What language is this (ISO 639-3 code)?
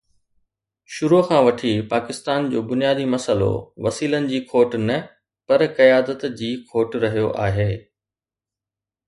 snd